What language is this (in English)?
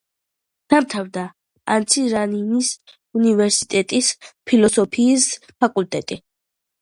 Georgian